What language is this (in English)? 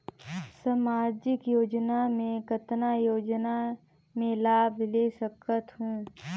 Chhattisgarhi